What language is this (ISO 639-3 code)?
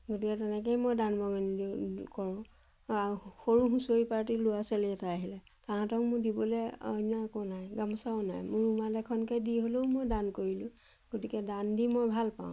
asm